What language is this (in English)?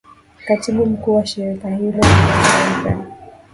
Swahili